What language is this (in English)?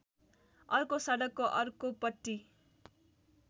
Nepali